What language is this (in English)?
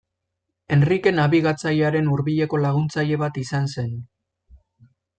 Basque